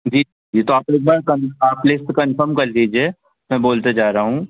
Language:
Hindi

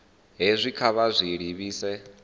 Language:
Venda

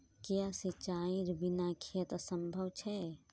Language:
Magahi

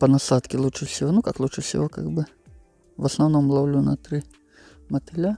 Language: Russian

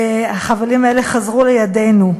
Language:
Hebrew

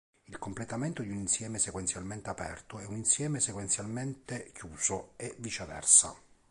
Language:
Italian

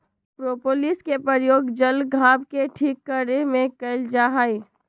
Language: Magahi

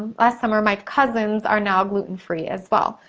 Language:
English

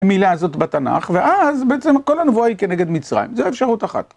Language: Hebrew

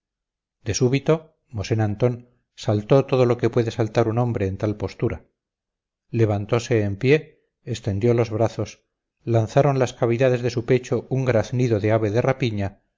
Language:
Spanish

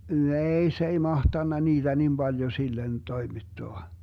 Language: Finnish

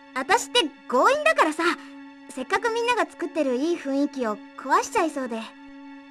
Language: Japanese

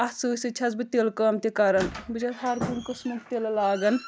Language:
Kashmiri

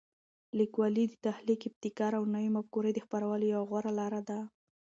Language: Pashto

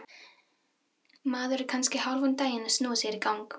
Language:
Icelandic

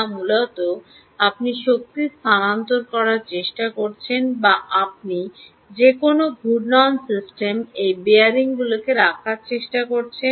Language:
Bangla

